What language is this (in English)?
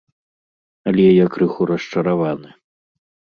Belarusian